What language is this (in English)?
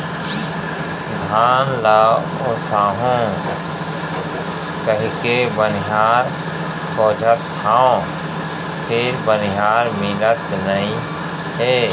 Chhattisgarhi